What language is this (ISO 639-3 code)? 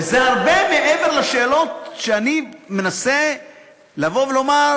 heb